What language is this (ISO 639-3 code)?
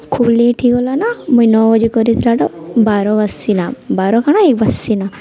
ori